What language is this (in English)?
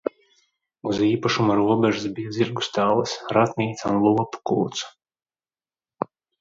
Latvian